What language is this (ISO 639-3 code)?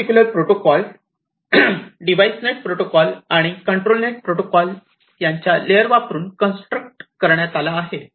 mar